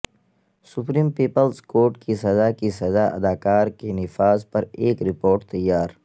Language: Urdu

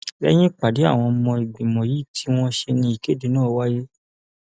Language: Yoruba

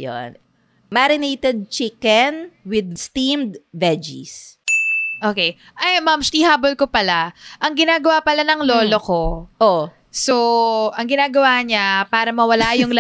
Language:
Filipino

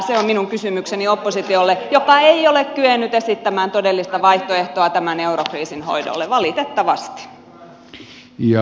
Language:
Finnish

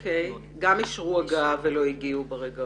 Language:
Hebrew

